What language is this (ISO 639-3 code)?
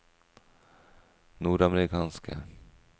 nor